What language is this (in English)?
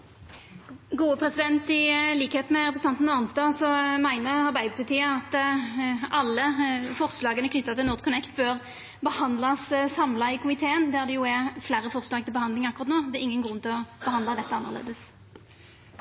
Norwegian Nynorsk